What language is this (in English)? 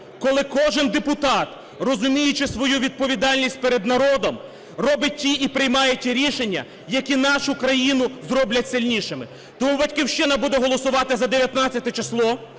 Ukrainian